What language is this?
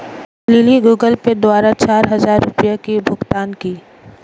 Hindi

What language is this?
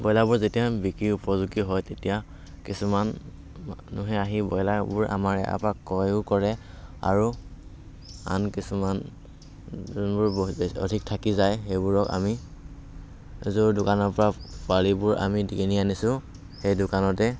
Assamese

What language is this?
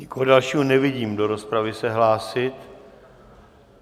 Czech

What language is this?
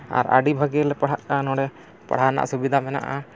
Santali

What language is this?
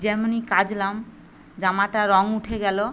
Bangla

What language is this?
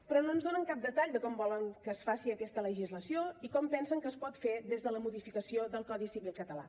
Catalan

